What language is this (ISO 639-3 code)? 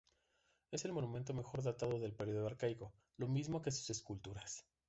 spa